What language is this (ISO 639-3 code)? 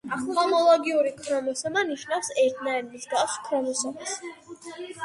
kat